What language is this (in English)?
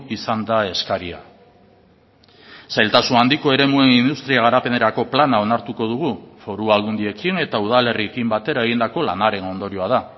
Basque